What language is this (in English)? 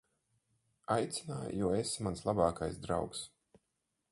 Latvian